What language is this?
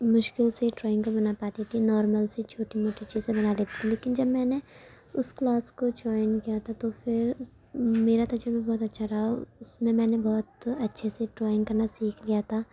Urdu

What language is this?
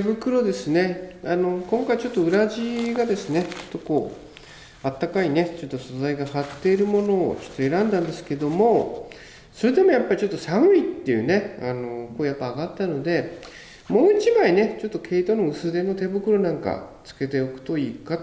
Japanese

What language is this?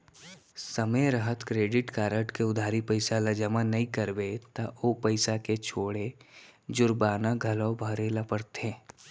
Chhattisgarhi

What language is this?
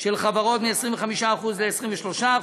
Hebrew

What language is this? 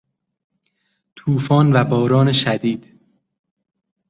Persian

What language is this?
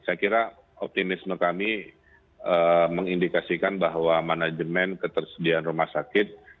Indonesian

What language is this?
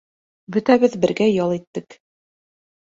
Bashkir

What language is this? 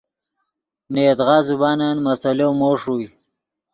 Yidgha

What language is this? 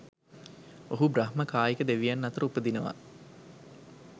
Sinhala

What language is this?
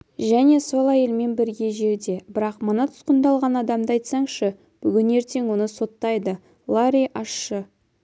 Kazakh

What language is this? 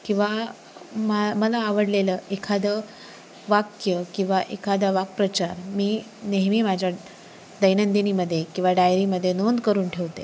Marathi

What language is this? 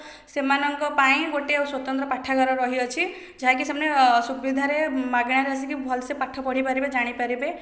Odia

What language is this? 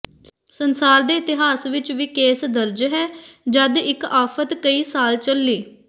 Punjabi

